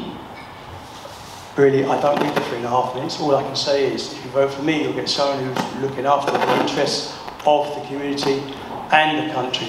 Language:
English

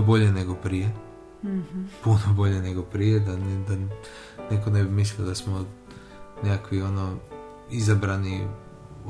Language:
Croatian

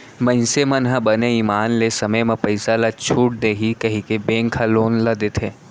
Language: Chhattisgarhi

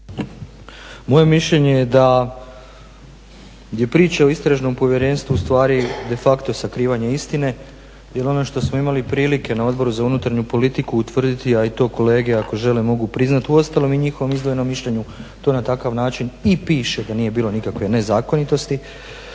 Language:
Croatian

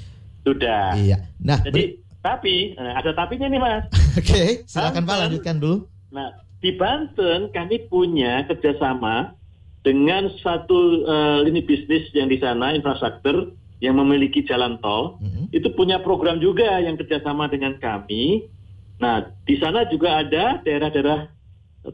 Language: Indonesian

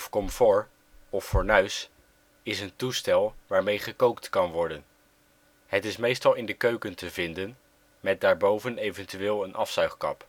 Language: Dutch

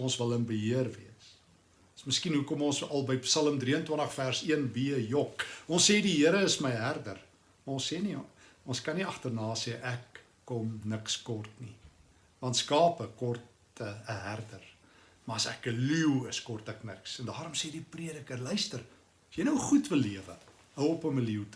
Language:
Dutch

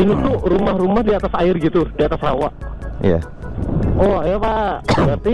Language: Indonesian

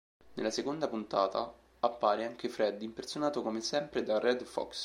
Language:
Italian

